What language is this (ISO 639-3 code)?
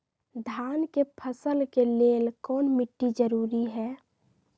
mag